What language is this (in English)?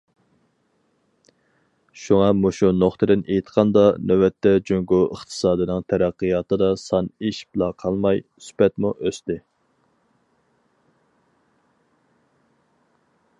Uyghur